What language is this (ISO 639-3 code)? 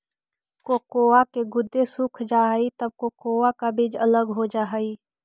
mag